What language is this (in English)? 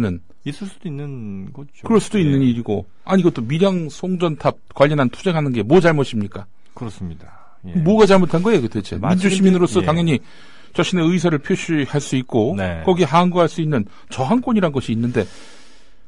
Korean